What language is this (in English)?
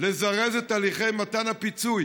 Hebrew